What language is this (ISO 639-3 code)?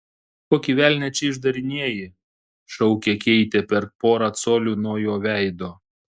lit